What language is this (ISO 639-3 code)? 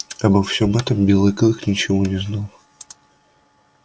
rus